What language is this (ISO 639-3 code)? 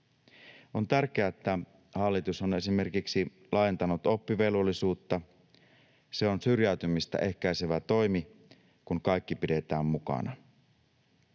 fin